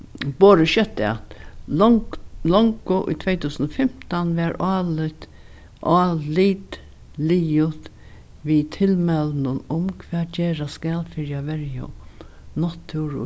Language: Faroese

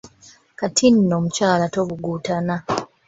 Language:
Ganda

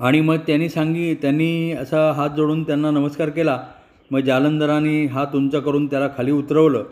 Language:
Marathi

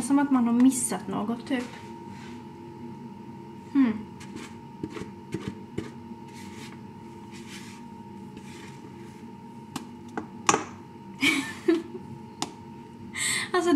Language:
Swedish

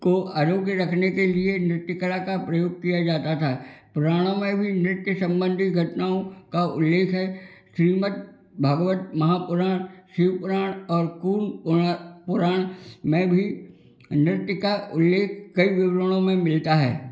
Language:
Hindi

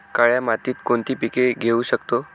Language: Marathi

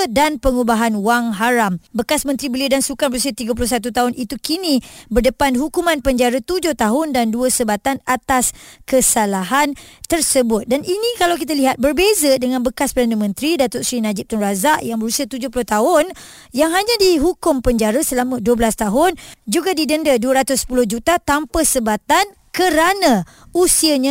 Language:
Malay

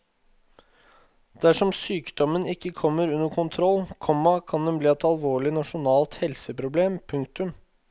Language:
Norwegian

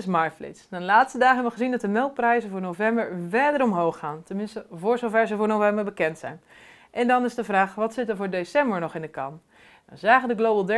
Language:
Dutch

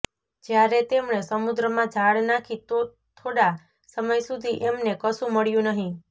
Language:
Gujarati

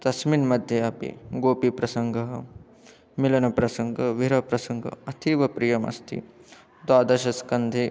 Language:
Sanskrit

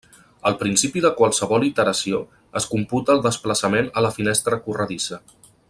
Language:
Catalan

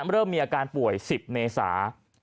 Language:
Thai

